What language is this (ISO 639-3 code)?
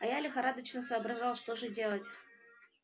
rus